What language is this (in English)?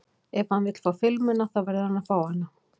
Icelandic